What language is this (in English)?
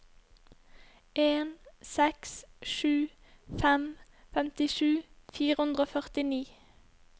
Norwegian